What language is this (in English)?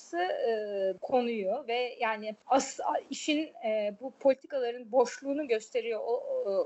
Turkish